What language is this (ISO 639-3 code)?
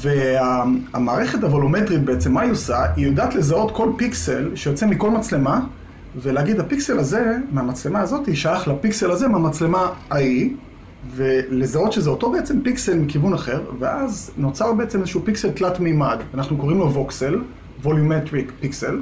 heb